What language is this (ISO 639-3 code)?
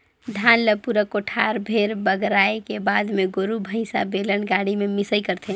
hne